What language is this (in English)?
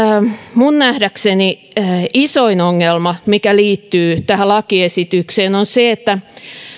Finnish